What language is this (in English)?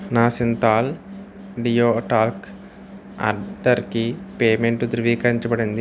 Telugu